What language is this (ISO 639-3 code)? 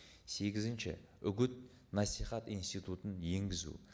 kaz